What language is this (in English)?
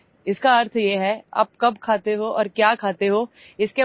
English